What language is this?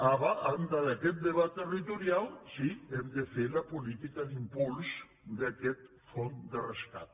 Catalan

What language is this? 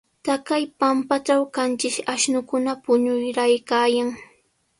Sihuas Ancash Quechua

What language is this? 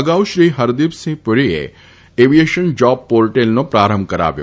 Gujarati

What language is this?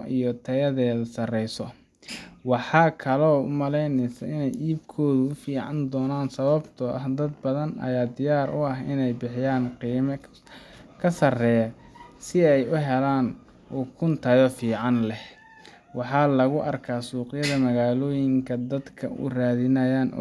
Somali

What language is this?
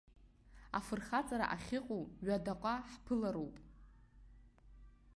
Abkhazian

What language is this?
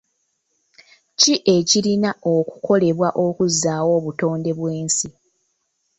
Ganda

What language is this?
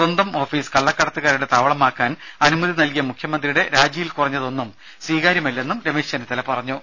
Malayalam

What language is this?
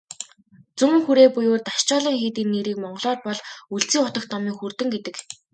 Mongolian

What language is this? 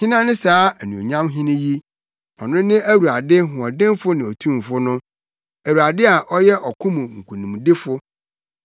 Akan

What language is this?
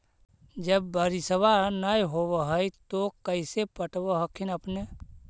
Magahi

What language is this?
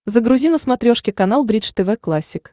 Russian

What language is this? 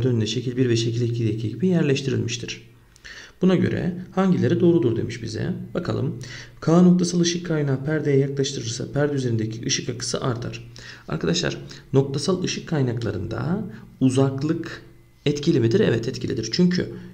Turkish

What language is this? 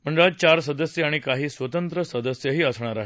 Marathi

